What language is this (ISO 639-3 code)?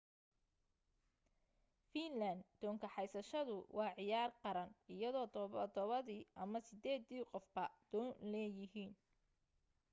som